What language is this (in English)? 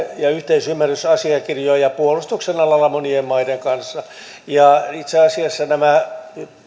Finnish